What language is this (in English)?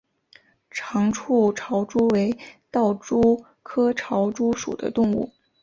Chinese